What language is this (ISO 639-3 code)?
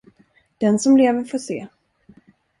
swe